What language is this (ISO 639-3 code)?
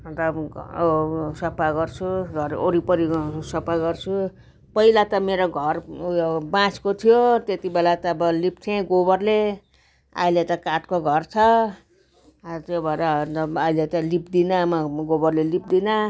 nep